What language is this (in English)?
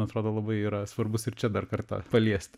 Lithuanian